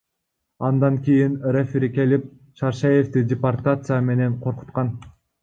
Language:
Kyrgyz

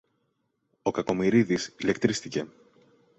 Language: Greek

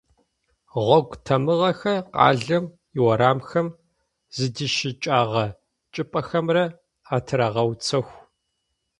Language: Adyghe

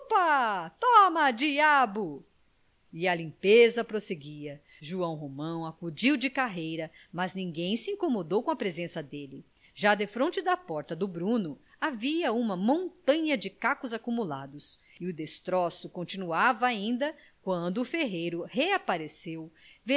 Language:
Portuguese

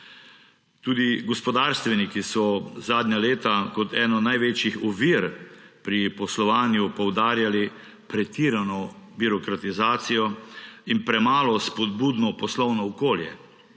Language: Slovenian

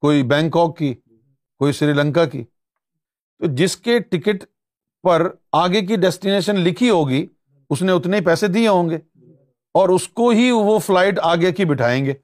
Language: Urdu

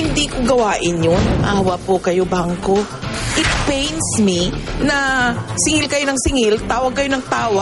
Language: Filipino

